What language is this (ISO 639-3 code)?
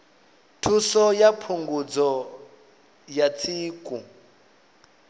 ven